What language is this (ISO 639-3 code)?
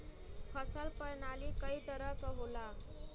bho